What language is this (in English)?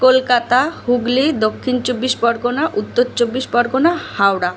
Bangla